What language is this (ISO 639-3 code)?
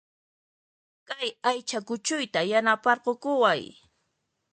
qxp